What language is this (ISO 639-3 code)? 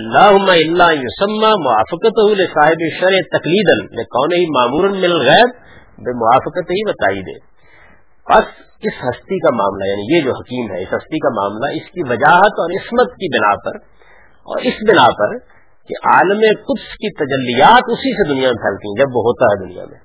urd